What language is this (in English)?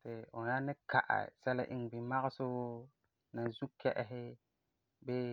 Frafra